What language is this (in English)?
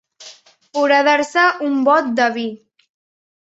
Catalan